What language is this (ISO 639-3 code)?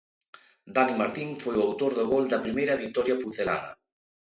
glg